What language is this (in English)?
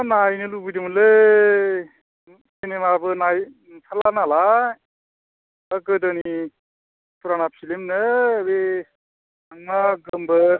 Bodo